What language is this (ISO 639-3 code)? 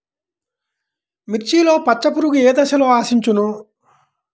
tel